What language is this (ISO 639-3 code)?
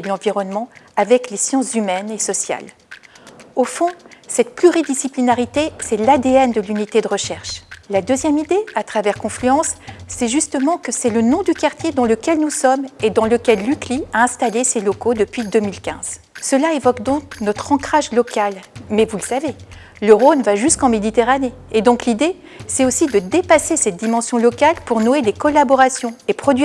fra